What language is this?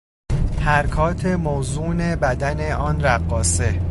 Persian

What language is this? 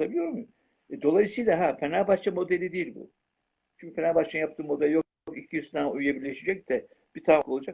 Turkish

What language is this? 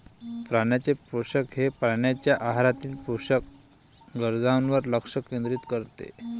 Marathi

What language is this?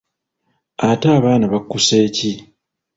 Ganda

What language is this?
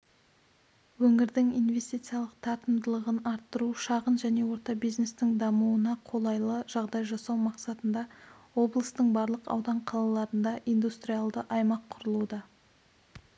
Kazakh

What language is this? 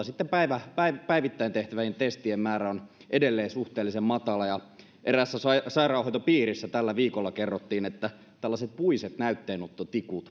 Finnish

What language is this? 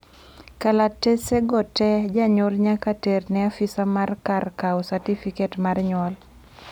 Luo (Kenya and Tanzania)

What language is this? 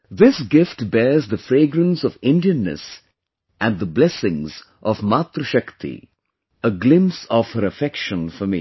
English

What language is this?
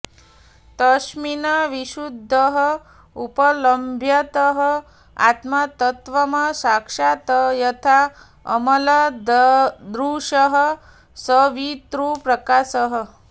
Sanskrit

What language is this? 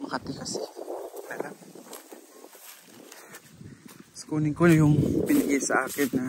Filipino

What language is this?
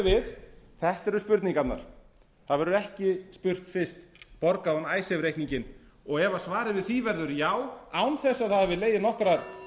Icelandic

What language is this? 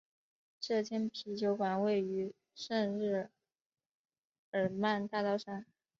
Chinese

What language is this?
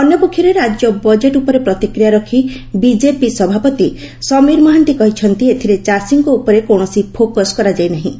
Odia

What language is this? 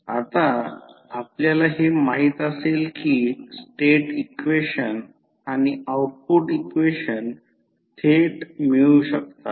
Marathi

